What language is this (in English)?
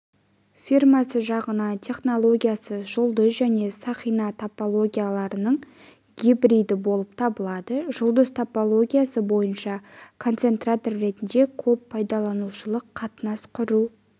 Kazakh